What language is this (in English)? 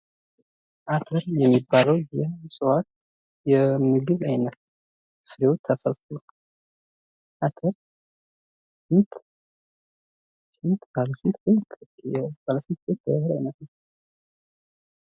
Amharic